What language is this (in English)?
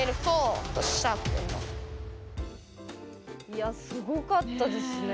Japanese